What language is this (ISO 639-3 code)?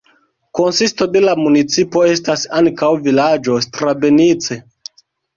epo